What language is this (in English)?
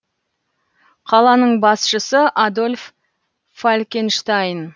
Kazakh